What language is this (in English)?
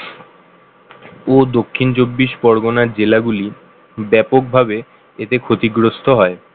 Bangla